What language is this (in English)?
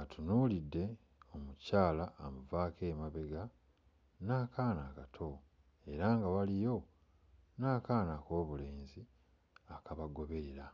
Ganda